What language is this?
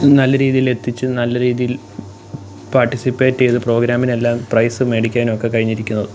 Malayalam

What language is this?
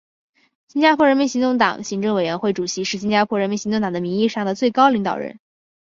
Chinese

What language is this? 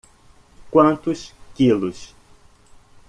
Portuguese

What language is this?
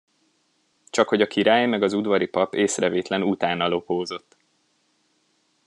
Hungarian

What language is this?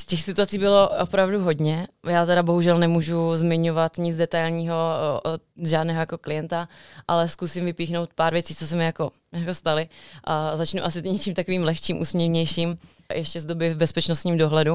Czech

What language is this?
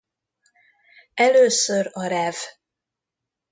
Hungarian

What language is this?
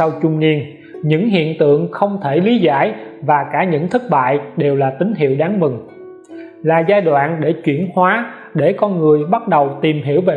Vietnamese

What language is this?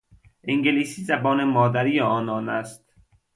Persian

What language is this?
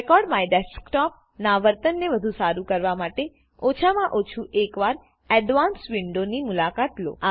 Gujarati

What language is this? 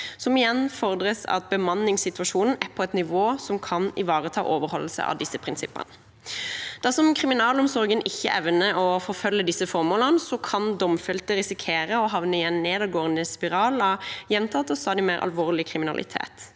Norwegian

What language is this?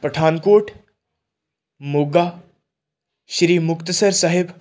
Punjabi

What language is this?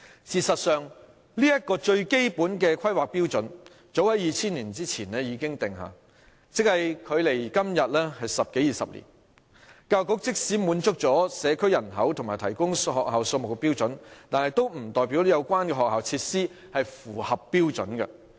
Cantonese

